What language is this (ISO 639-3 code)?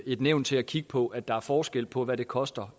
dan